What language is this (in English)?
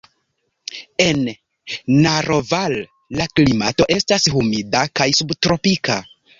Esperanto